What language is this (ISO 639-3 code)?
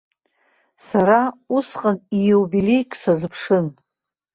abk